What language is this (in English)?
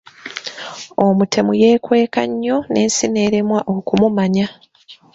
Ganda